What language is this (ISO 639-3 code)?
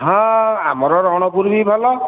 ori